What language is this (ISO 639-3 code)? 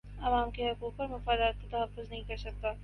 urd